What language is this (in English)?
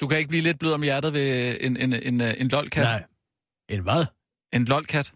Danish